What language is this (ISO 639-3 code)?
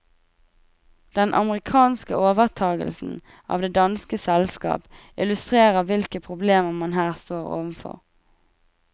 nor